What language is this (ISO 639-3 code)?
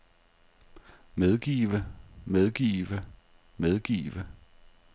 dan